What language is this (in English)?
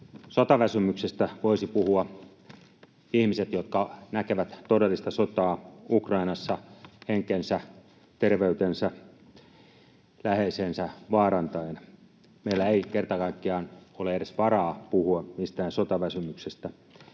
Finnish